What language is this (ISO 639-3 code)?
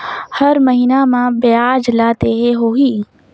hne